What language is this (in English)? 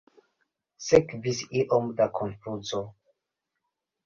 Esperanto